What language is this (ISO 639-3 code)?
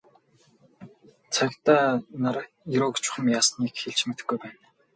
mon